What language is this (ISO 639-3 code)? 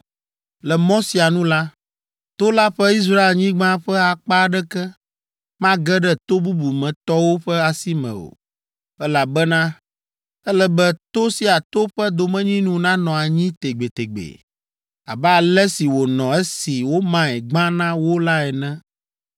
ewe